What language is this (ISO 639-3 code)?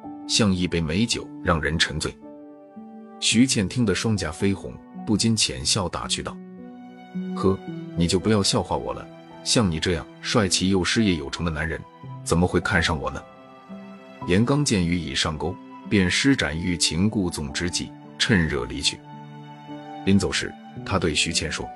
zho